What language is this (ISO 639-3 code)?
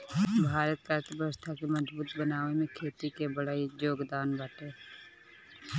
bho